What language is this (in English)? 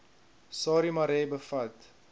Afrikaans